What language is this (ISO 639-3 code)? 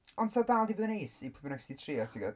cym